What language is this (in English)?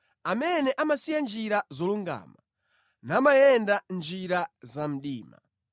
Nyanja